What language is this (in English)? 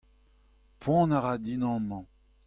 Breton